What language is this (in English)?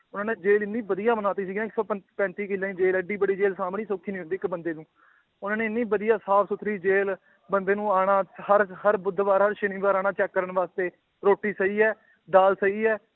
Punjabi